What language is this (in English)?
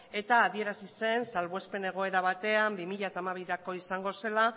Basque